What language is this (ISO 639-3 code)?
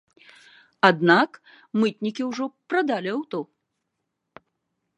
bel